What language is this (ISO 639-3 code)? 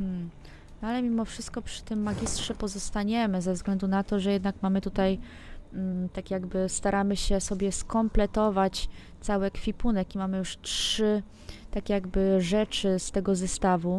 pol